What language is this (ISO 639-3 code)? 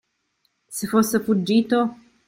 ita